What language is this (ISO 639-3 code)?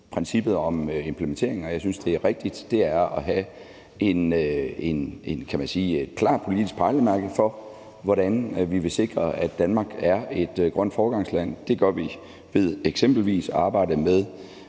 dan